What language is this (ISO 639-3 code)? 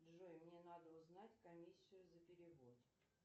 rus